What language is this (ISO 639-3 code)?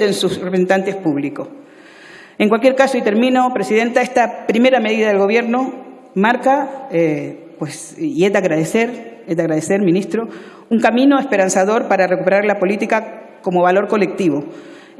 spa